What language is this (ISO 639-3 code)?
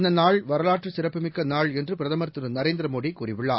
tam